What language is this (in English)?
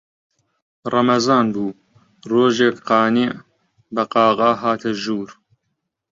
Central Kurdish